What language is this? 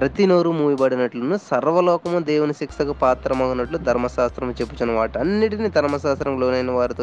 Telugu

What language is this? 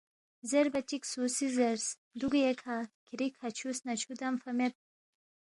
Balti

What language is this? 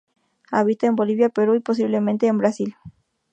Spanish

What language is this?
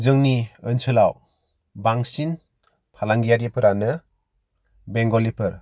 Bodo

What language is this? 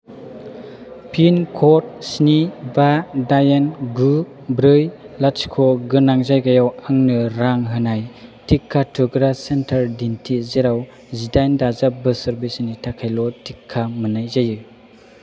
Bodo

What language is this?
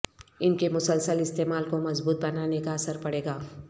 Urdu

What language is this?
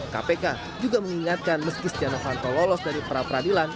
Indonesian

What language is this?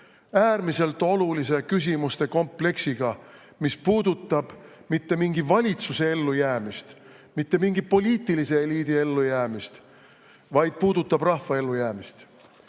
Estonian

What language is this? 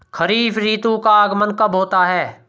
Hindi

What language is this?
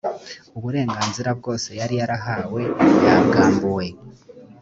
Kinyarwanda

